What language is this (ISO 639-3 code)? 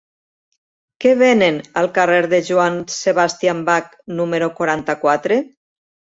cat